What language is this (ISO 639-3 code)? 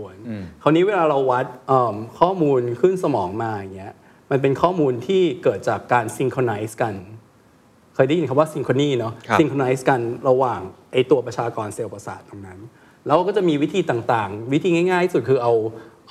tha